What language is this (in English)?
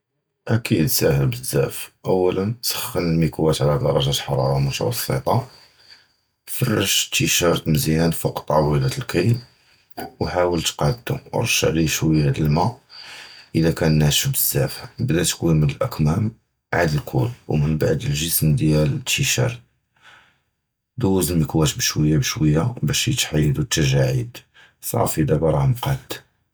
Judeo-Arabic